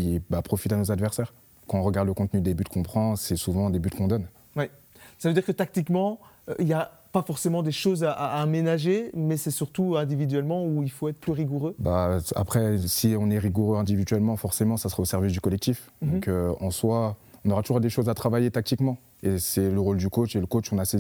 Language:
French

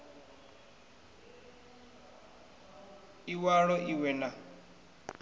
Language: Venda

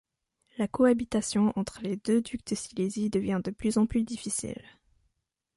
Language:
French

